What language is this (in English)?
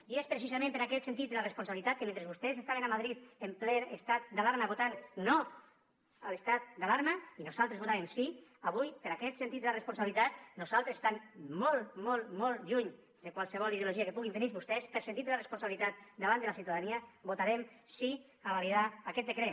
Catalan